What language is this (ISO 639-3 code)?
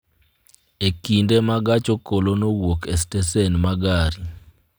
luo